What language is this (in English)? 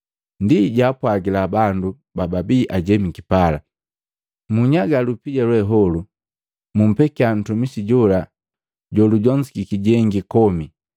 Matengo